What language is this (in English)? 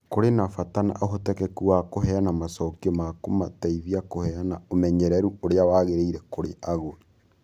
Kikuyu